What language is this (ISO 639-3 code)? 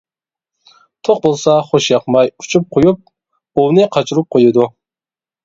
uig